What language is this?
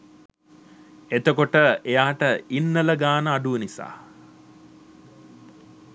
Sinhala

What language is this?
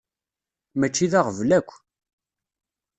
Kabyle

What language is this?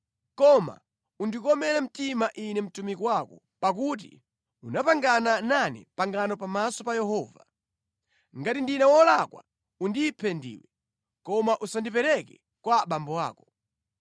Nyanja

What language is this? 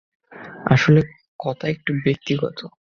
Bangla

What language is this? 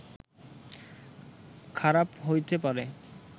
Bangla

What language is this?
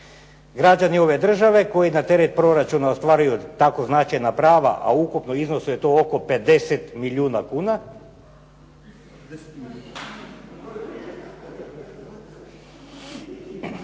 Croatian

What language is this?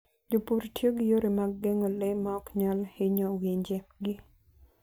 Luo (Kenya and Tanzania)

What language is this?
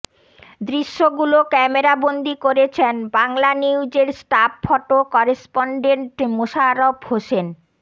Bangla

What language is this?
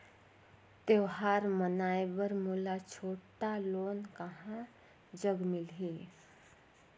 Chhattisgarhi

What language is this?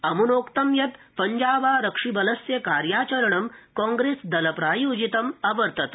Sanskrit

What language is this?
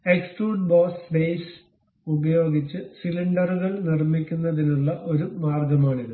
Malayalam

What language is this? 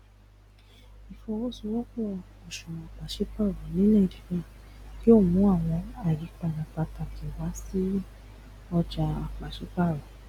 Yoruba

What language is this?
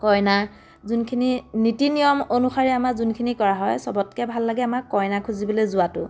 Assamese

